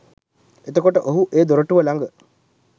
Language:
Sinhala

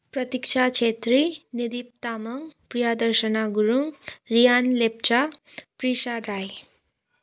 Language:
Nepali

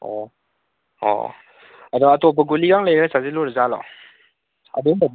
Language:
Manipuri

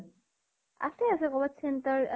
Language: Assamese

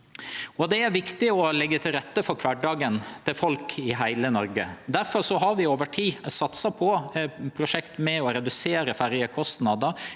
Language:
Norwegian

